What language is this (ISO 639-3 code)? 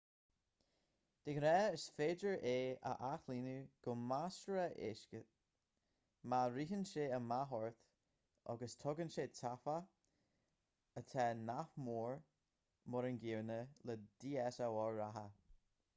gle